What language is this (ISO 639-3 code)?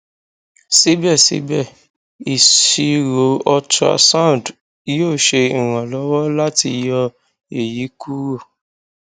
yor